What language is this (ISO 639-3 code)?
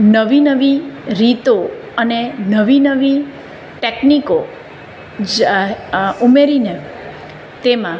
guj